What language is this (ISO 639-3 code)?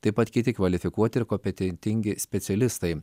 lit